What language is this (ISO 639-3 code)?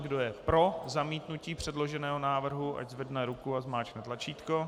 ces